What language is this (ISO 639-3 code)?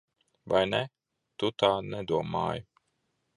lav